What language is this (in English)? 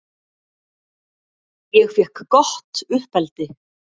Icelandic